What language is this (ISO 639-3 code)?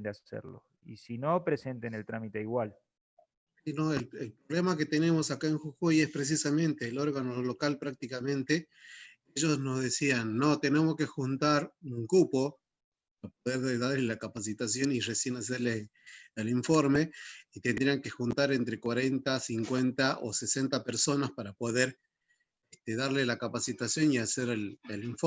spa